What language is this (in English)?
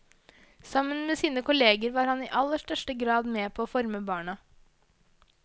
Norwegian